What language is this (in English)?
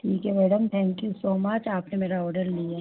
Hindi